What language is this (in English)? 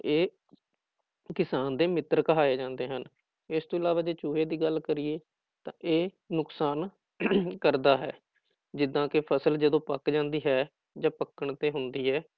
Punjabi